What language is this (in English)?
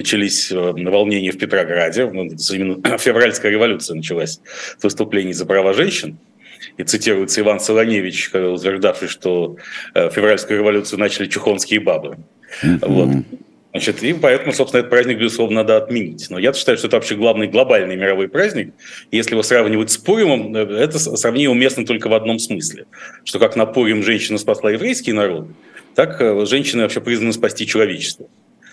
Russian